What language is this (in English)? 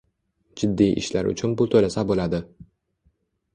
Uzbek